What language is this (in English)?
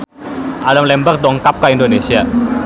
Sundanese